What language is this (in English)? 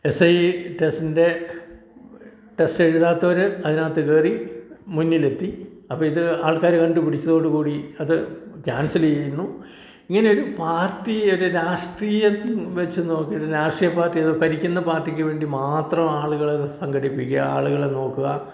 Malayalam